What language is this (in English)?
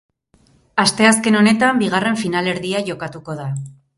Basque